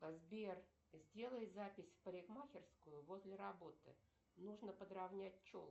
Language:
Russian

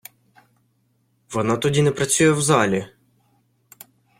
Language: Ukrainian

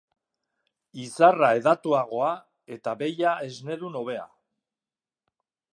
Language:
Basque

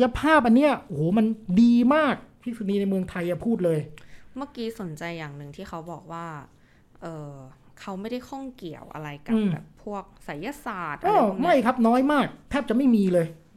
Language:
Thai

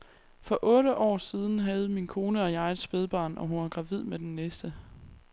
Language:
Danish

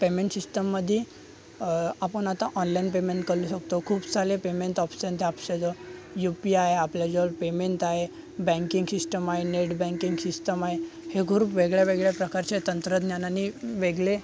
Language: Marathi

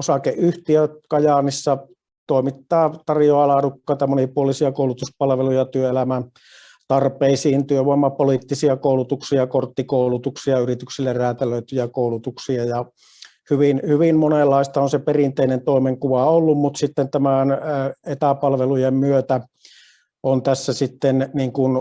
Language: Finnish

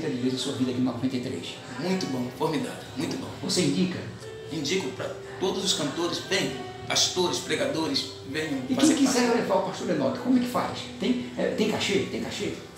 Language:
Portuguese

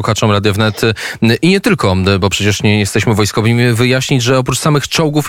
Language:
Polish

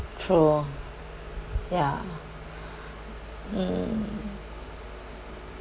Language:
English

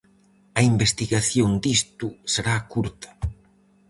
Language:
Galician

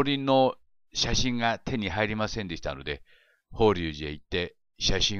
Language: Japanese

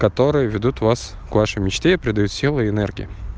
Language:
Russian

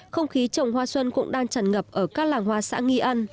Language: Vietnamese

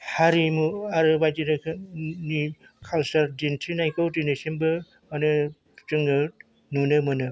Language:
Bodo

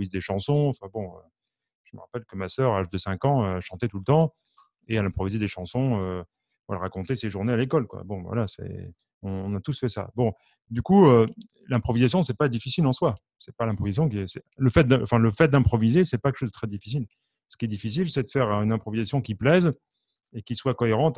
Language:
French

